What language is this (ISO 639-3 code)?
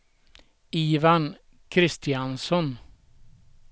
swe